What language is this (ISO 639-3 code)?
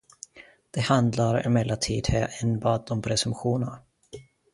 swe